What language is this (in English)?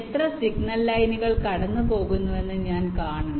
Malayalam